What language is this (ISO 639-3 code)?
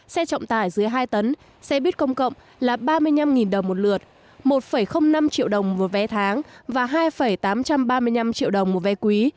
vie